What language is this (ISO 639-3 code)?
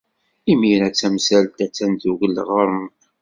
kab